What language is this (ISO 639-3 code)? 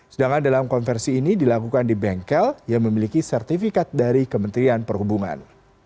ind